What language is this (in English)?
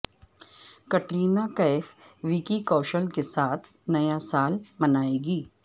Urdu